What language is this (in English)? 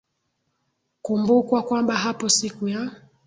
Swahili